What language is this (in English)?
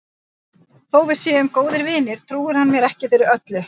Icelandic